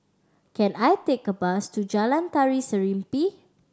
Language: English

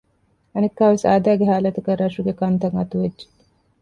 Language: Divehi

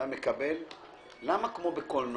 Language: Hebrew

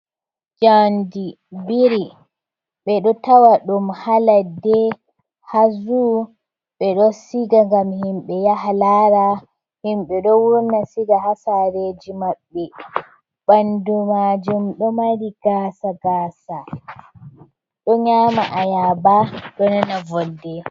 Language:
Fula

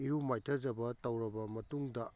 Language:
Manipuri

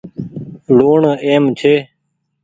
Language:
Goaria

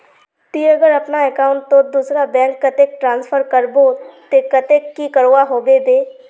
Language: Magahi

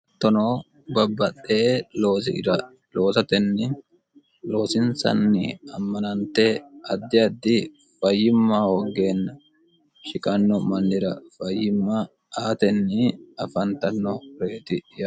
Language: Sidamo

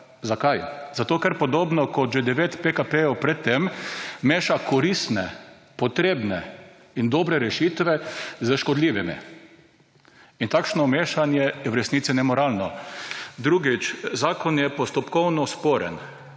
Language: Slovenian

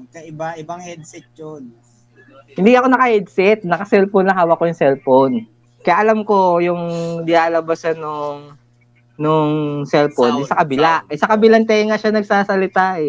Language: Filipino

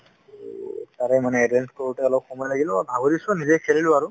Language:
Assamese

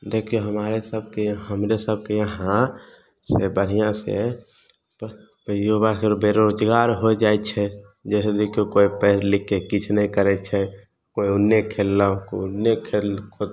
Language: Maithili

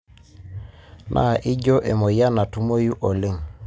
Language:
Masai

